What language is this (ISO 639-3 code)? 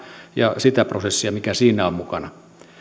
fin